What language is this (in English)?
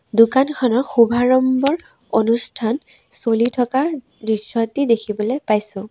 Assamese